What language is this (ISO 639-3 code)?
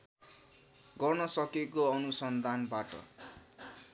nep